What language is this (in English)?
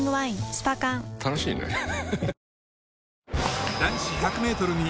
Japanese